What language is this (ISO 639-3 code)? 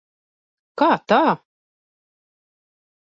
lav